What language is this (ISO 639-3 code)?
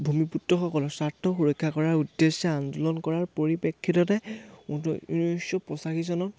asm